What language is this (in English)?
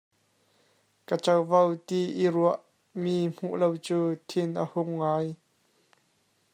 Hakha Chin